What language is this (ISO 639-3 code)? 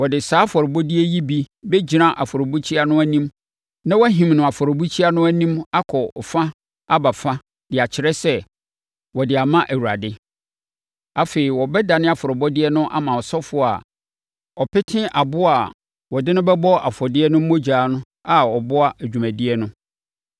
aka